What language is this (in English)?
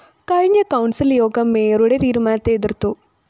Malayalam